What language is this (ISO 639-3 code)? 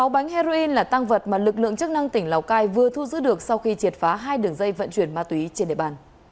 vie